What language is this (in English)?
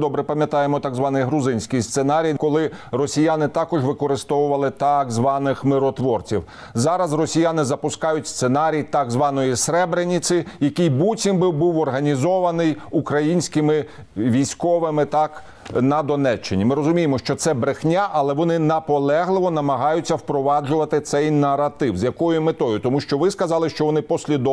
Ukrainian